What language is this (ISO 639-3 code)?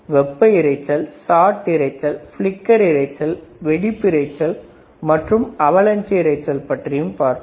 tam